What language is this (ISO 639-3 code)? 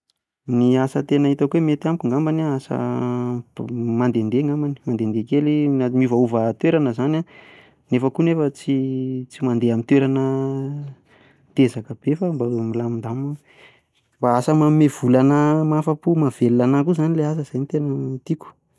mlg